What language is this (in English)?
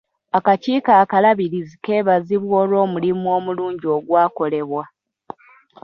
Ganda